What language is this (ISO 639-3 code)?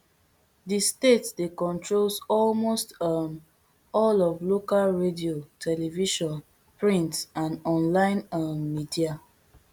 pcm